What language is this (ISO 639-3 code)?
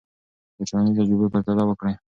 pus